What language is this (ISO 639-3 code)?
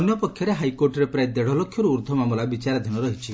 ori